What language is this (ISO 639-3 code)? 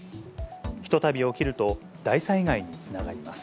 jpn